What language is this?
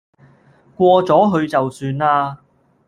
Cantonese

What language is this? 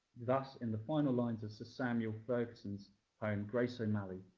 English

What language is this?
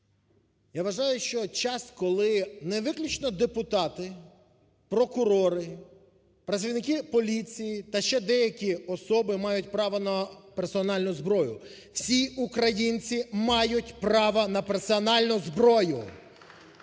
Ukrainian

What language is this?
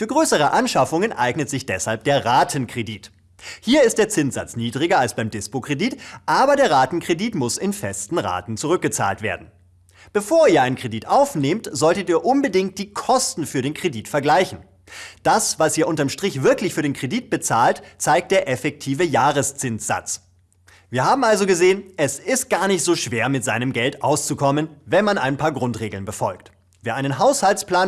German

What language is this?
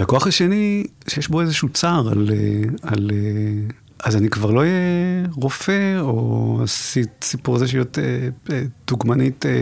Hebrew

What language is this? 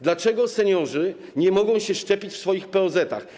Polish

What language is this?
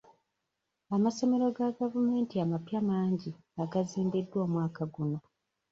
Ganda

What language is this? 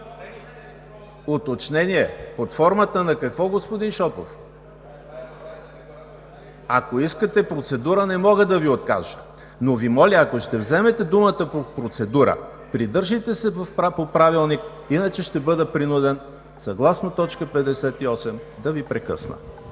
Bulgarian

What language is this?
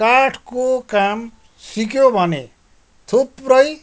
Nepali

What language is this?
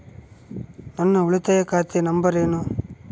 Kannada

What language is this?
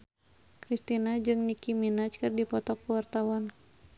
Sundanese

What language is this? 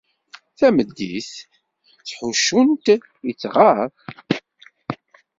Kabyle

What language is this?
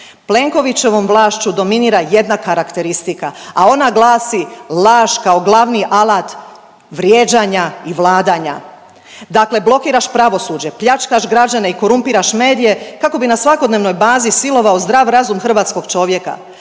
Croatian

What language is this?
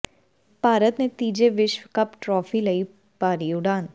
Punjabi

